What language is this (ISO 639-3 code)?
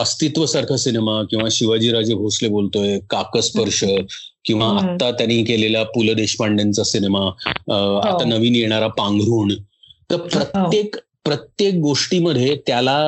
mar